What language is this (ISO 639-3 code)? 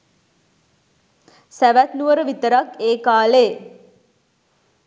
sin